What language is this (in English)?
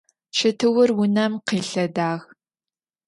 Adyghe